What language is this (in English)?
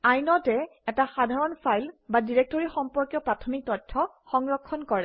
Assamese